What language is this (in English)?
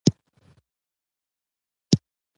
Pashto